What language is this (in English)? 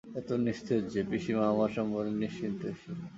Bangla